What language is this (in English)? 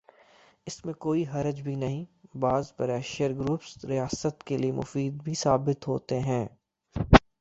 Urdu